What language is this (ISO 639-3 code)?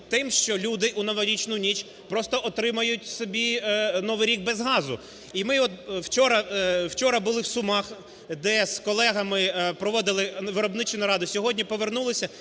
ukr